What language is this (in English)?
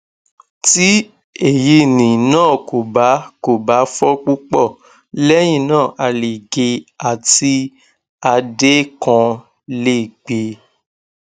Yoruba